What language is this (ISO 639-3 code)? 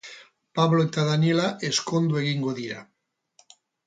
eus